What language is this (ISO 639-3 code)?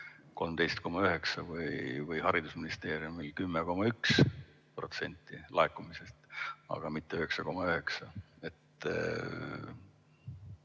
est